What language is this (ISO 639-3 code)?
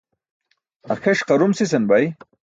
bsk